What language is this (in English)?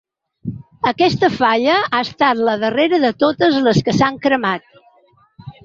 Catalan